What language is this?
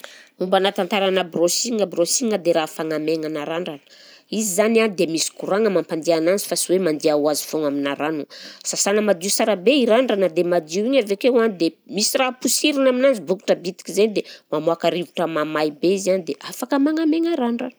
Southern Betsimisaraka Malagasy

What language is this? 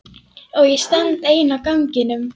Icelandic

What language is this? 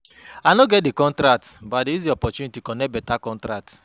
Nigerian Pidgin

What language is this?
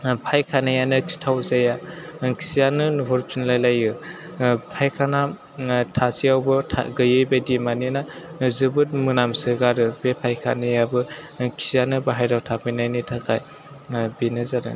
Bodo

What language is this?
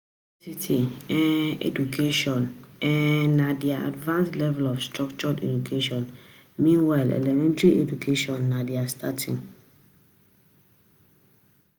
Nigerian Pidgin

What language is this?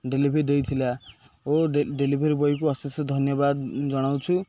Odia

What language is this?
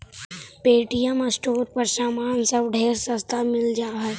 Magahi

